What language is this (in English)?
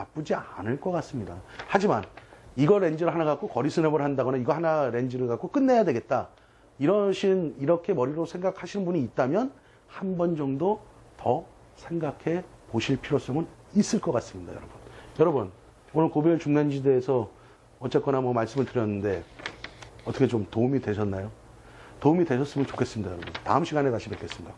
Korean